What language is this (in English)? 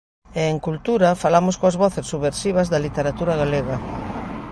Galician